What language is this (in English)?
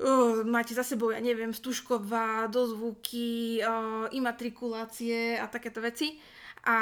Slovak